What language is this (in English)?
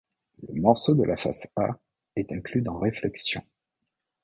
French